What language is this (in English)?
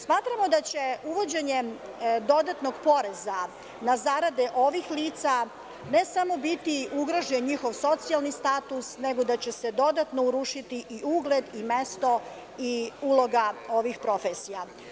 Serbian